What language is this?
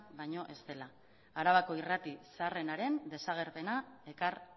Basque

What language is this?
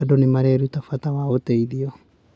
Kikuyu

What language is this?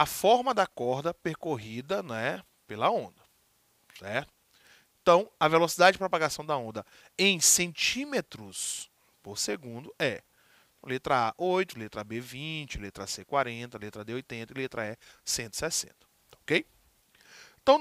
Portuguese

